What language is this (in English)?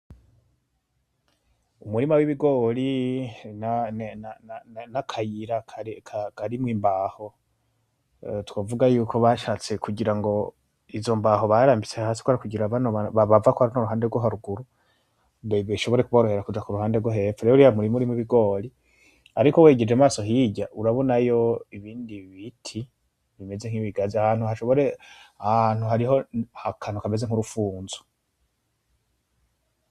Rundi